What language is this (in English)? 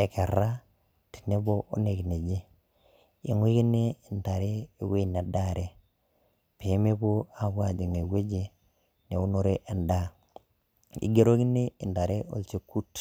Masai